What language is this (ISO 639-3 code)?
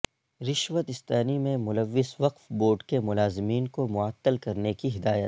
urd